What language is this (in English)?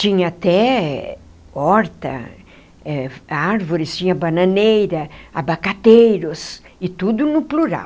Portuguese